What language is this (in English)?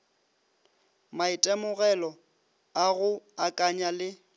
Northern Sotho